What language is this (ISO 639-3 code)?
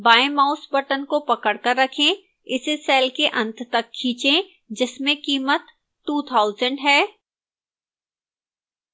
hin